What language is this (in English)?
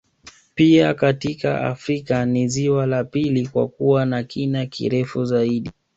Swahili